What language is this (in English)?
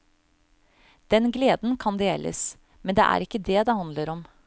Norwegian